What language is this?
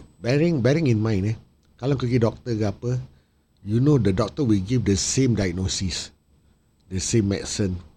Malay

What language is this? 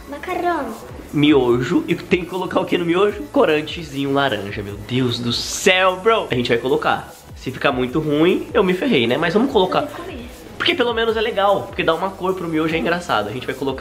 Portuguese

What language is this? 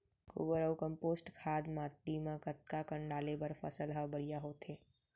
Chhattisgarhi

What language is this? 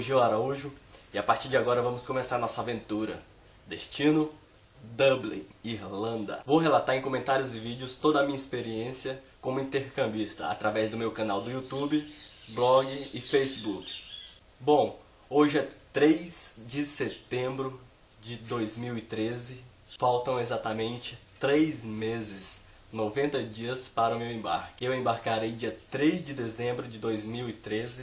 Portuguese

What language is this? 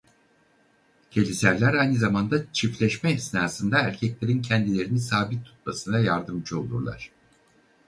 Turkish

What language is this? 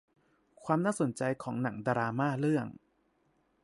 Thai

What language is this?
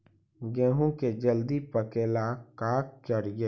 Magahi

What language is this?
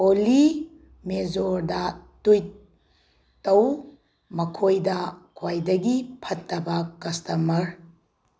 Manipuri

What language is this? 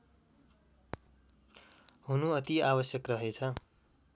Nepali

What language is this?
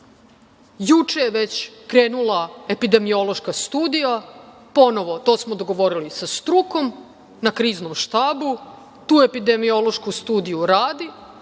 Serbian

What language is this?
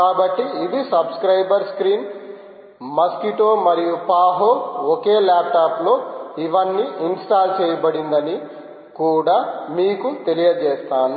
Telugu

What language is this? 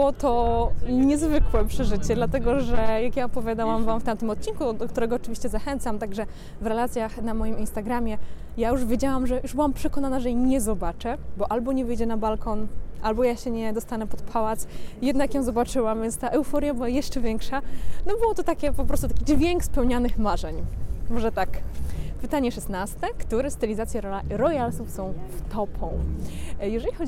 Polish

